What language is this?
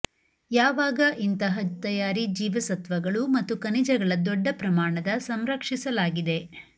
Kannada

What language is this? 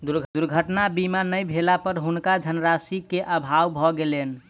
Maithili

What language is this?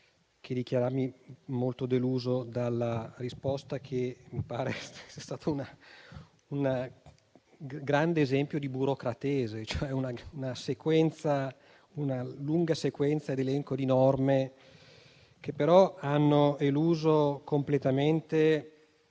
Italian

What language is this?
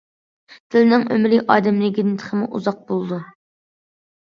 Uyghur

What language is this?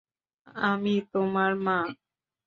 Bangla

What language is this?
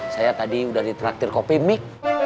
Indonesian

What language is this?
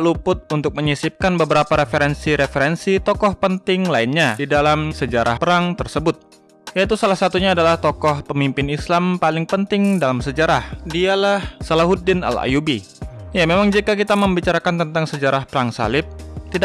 Indonesian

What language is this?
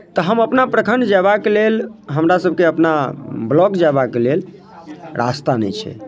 Maithili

